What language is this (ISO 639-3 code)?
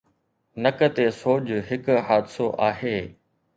snd